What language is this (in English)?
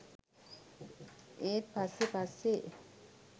Sinhala